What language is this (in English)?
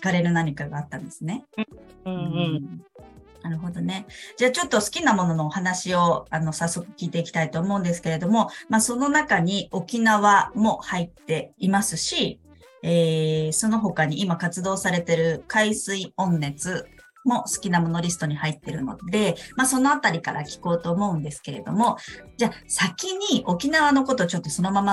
Japanese